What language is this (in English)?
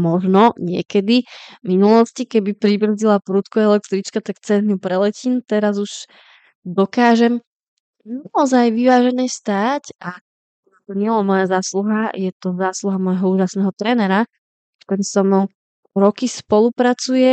Slovak